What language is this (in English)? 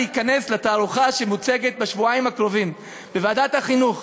Hebrew